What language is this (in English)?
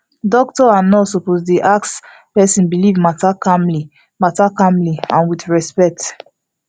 Nigerian Pidgin